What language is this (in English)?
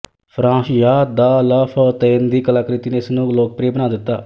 Punjabi